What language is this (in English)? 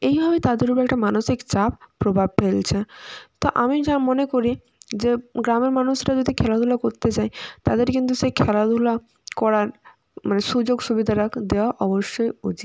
Bangla